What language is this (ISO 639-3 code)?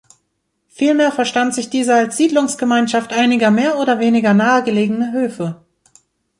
deu